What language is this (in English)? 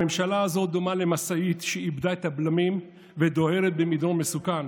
Hebrew